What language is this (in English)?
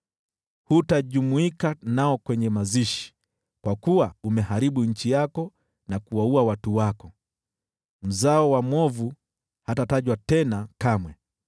Swahili